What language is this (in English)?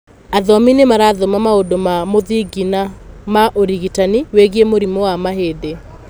Kikuyu